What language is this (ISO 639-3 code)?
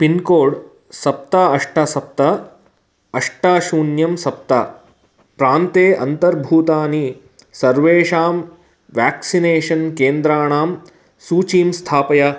san